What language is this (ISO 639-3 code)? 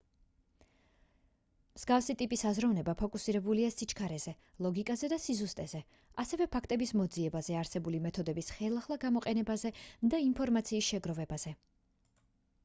kat